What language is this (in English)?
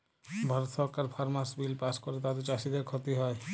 Bangla